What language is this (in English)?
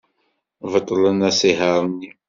Kabyle